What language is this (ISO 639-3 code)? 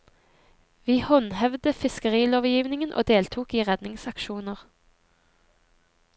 nor